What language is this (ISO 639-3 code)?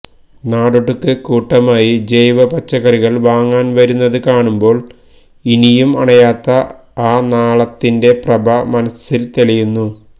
mal